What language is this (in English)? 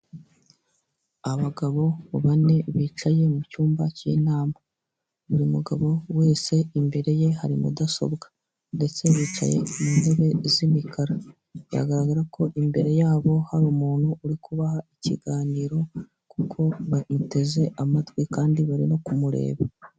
Kinyarwanda